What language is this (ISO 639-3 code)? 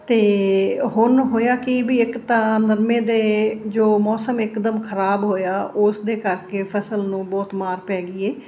pan